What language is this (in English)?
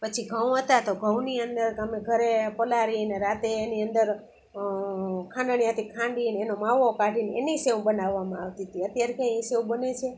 Gujarati